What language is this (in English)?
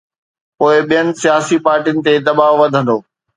Sindhi